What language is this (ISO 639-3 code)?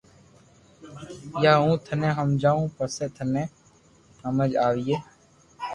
lrk